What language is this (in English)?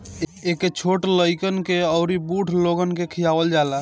Bhojpuri